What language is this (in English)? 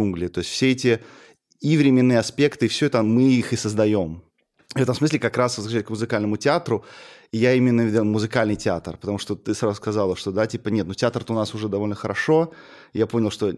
Russian